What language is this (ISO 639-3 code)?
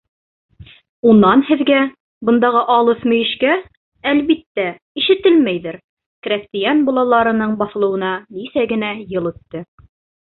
bak